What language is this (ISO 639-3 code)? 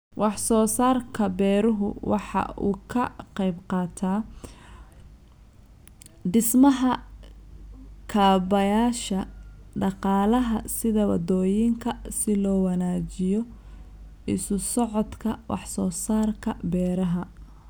som